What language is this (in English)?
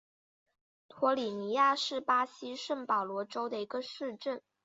Chinese